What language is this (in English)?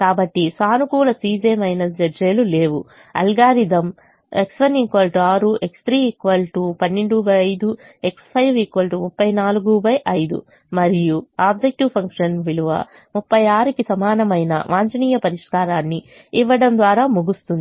Telugu